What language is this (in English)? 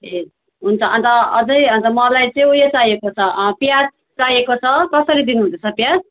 Nepali